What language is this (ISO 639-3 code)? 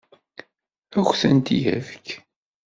kab